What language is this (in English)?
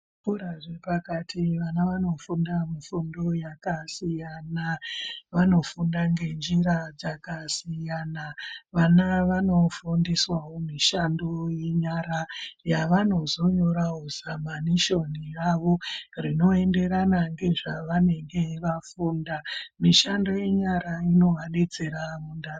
Ndau